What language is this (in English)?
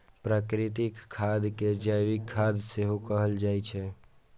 Maithili